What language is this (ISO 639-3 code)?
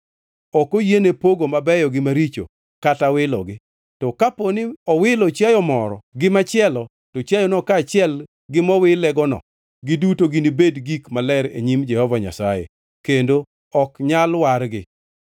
luo